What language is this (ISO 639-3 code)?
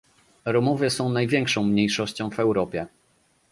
pol